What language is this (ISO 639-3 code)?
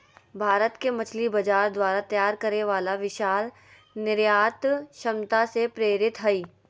mag